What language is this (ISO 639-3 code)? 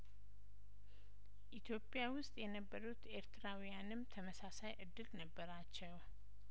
amh